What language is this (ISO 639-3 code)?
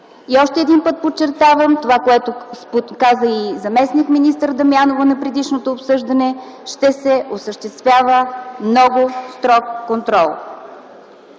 bul